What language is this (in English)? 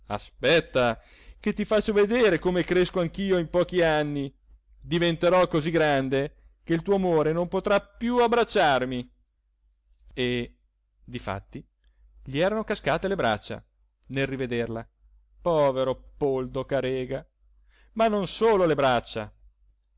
Italian